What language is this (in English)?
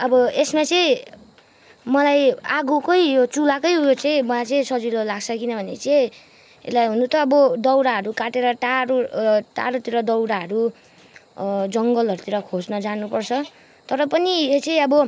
Nepali